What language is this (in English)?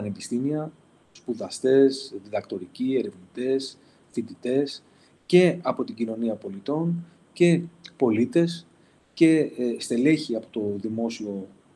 Greek